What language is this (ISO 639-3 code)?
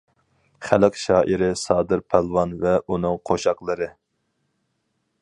uig